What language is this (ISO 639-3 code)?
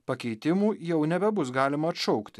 lit